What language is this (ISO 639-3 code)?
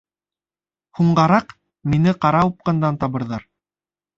bak